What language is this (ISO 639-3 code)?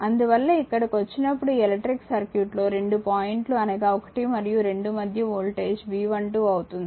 tel